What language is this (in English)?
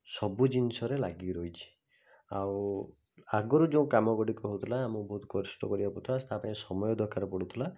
Odia